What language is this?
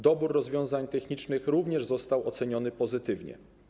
Polish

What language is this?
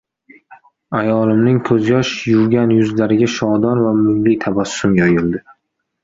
Uzbek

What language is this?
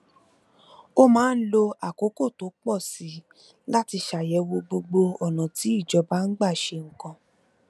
Yoruba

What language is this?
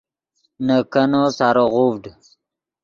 Yidgha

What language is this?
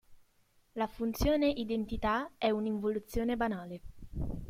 Italian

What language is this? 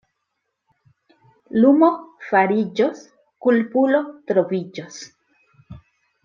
Esperanto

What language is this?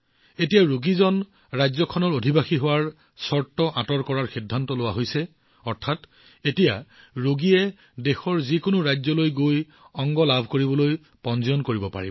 Assamese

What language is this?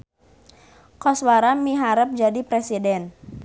Sundanese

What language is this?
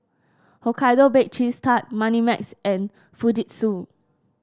English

